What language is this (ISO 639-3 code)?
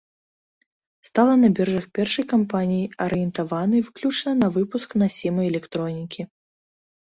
bel